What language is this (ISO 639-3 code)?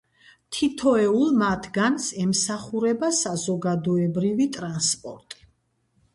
kat